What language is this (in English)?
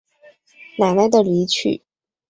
Chinese